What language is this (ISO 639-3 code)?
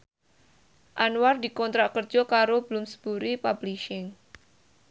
jav